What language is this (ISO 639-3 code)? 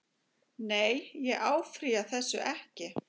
isl